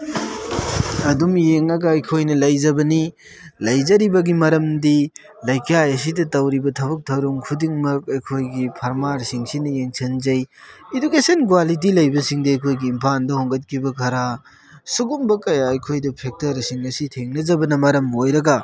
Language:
Manipuri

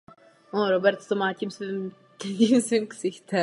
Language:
Czech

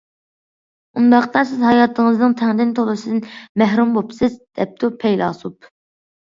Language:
Uyghur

